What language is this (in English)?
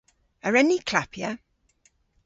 Cornish